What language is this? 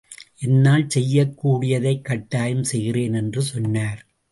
Tamil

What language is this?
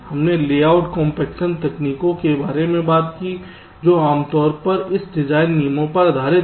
Hindi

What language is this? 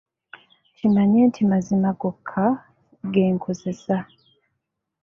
Ganda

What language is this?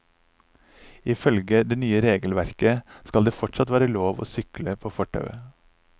Norwegian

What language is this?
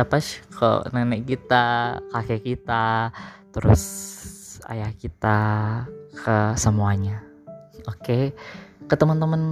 Indonesian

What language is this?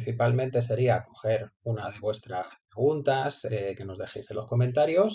Spanish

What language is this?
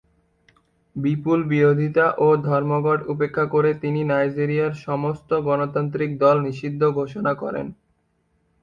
Bangla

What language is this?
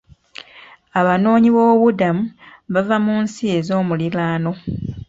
Ganda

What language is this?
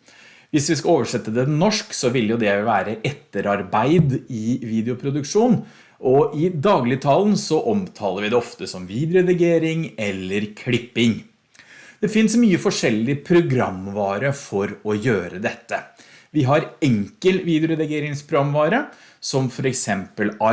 Norwegian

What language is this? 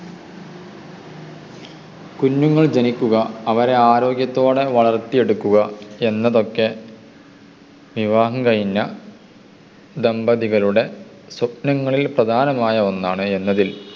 Malayalam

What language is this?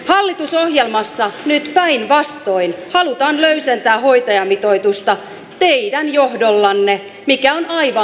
Finnish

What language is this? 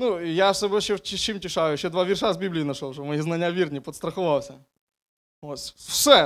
Ukrainian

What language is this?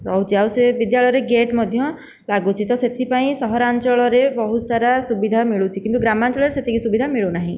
Odia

